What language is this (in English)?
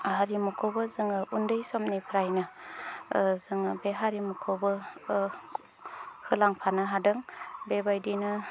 Bodo